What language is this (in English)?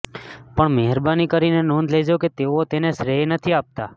Gujarati